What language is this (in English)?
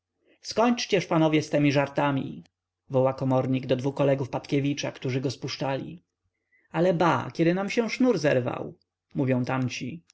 Polish